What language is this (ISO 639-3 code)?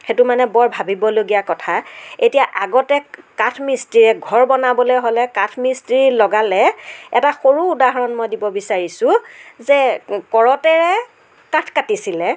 asm